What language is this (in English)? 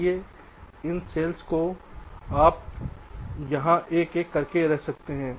Hindi